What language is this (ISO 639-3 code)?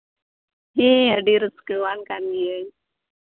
sat